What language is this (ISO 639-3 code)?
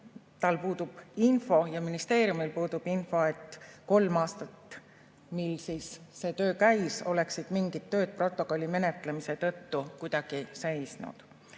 est